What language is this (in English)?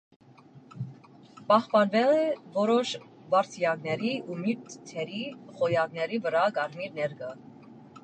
Armenian